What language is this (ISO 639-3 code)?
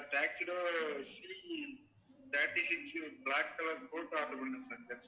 tam